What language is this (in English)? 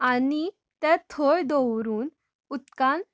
Konkani